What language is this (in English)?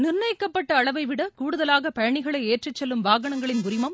Tamil